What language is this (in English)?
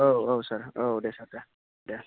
Bodo